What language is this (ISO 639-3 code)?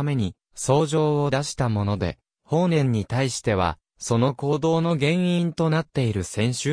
jpn